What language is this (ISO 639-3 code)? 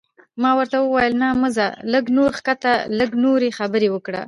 pus